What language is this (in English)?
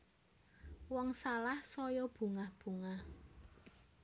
Javanese